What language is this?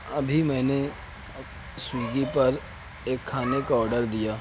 Urdu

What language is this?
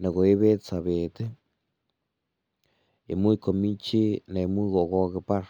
Kalenjin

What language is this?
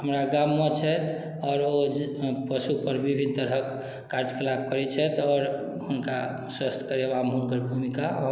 Maithili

